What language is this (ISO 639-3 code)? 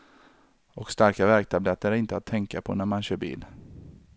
swe